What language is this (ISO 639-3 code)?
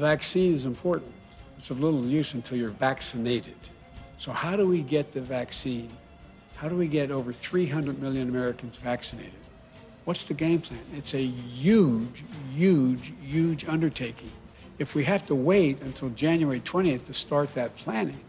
heb